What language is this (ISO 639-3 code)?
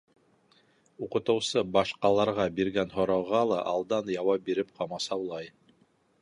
bak